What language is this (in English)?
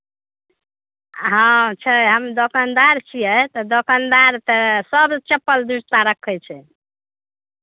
Maithili